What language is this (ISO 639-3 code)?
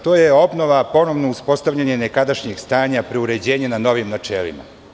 srp